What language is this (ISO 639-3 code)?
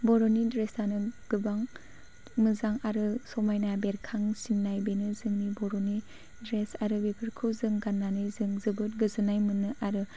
brx